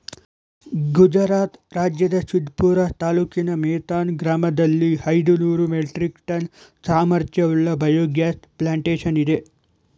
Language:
Kannada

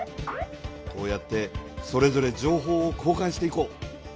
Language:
Japanese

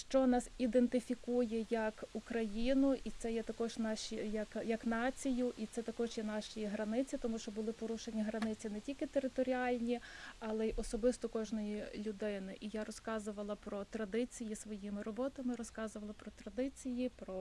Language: Ukrainian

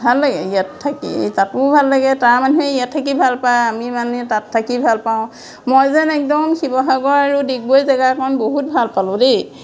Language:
Assamese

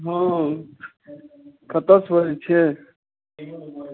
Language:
Maithili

